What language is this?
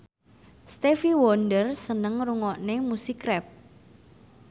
Javanese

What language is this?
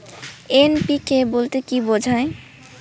Bangla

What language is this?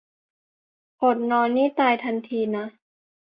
Thai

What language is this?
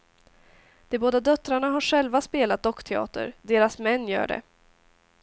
Swedish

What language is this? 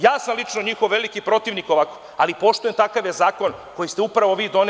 Serbian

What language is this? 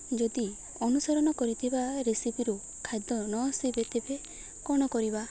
Odia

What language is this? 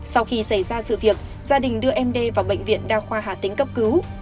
Vietnamese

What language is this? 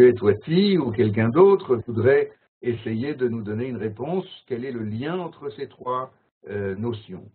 French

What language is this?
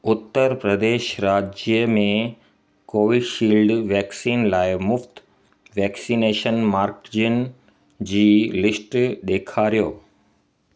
Sindhi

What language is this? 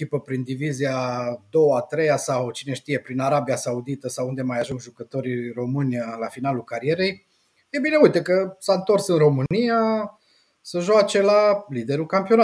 Romanian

